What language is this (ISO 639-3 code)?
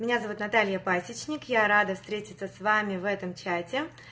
rus